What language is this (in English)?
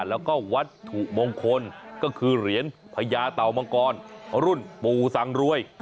Thai